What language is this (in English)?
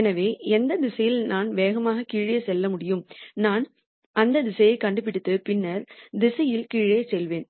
Tamil